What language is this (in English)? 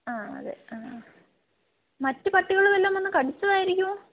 Malayalam